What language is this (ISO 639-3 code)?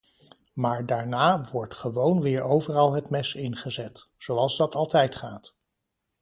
nld